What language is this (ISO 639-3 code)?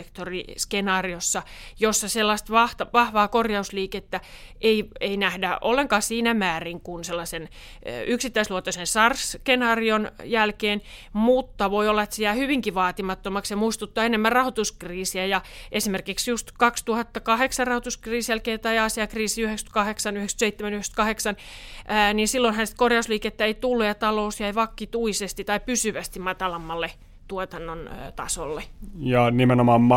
fin